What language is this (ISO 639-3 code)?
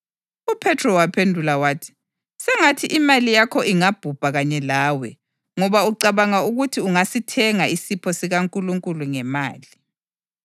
nde